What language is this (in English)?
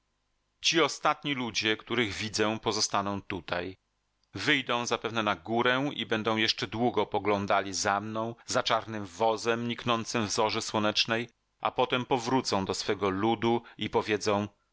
Polish